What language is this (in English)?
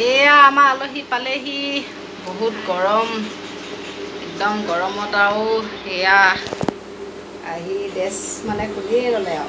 Indonesian